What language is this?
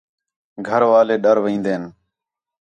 Khetrani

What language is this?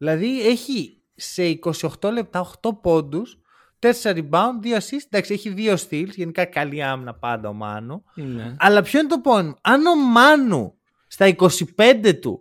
Greek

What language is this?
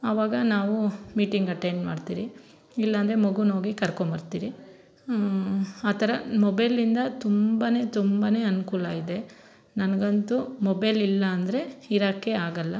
Kannada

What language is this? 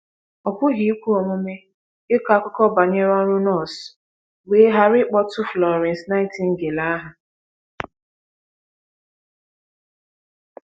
Igbo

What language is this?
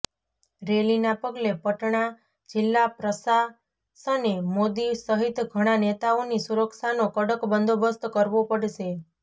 Gujarati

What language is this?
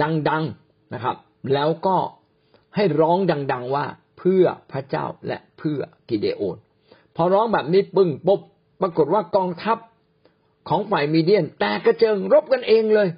Thai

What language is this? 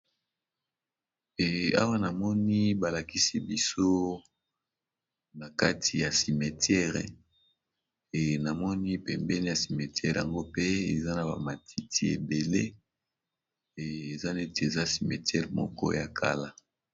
Lingala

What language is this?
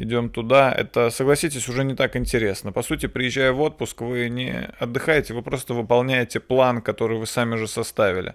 Russian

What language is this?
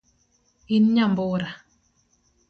Luo (Kenya and Tanzania)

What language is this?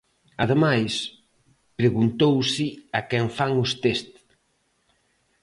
Galician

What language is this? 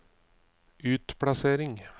Norwegian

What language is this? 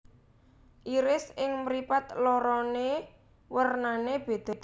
Javanese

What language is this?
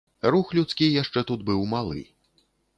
Belarusian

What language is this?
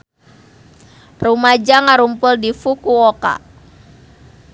Sundanese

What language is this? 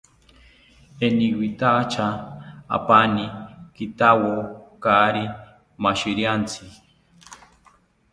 South Ucayali Ashéninka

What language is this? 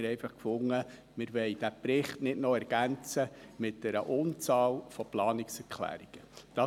Swiss German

